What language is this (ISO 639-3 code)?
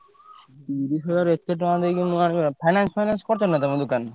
ori